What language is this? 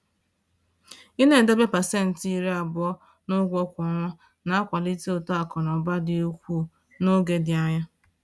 Igbo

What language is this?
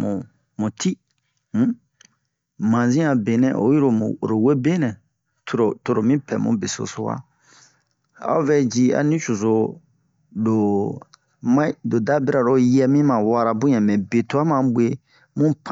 Bomu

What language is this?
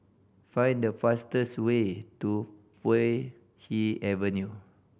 English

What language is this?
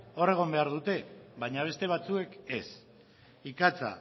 Basque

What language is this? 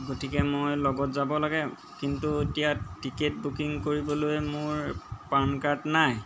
Assamese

